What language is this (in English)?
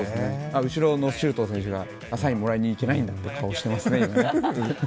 Japanese